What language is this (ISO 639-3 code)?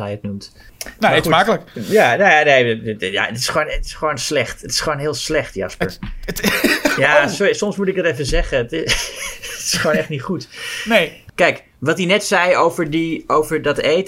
nld